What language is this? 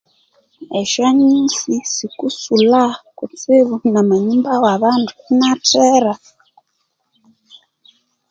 Konzo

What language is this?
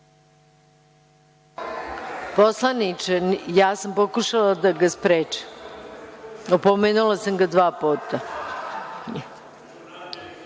Serbian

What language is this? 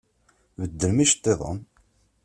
Kabyle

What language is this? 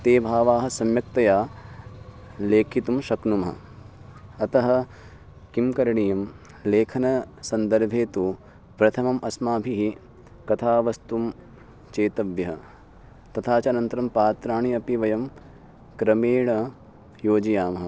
Sanskrit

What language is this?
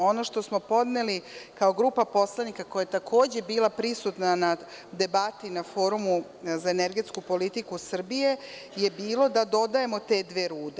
Serbian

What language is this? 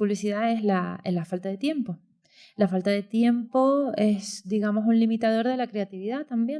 Spanish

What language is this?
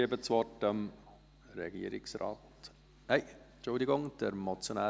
Swiss German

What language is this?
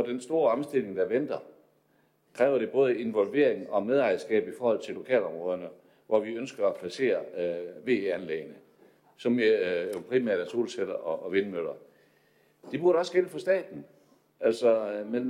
Danish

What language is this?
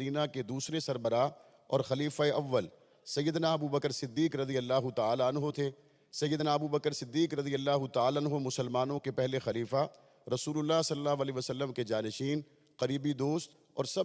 Urdu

